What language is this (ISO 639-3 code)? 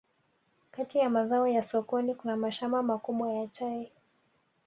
swa